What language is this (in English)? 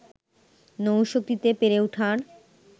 Bangla